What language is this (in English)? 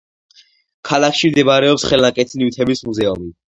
Georgian